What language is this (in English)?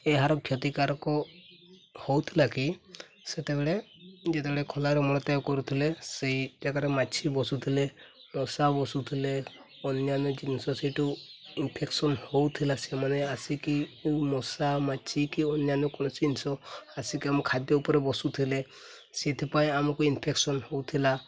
Odia